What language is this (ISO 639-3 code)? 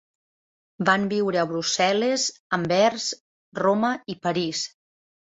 cat